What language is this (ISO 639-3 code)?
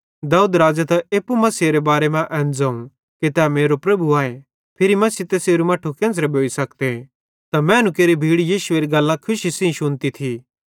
bhd